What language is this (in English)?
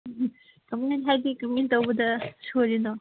Manipuri